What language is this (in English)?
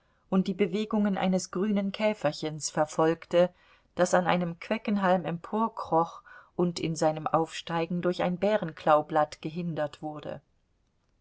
German